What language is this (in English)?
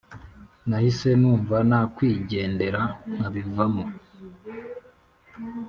Kinyarwanda